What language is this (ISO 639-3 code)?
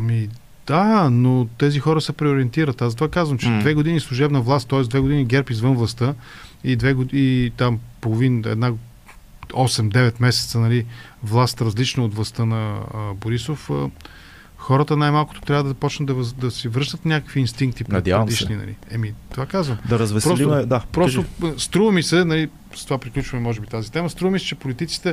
bul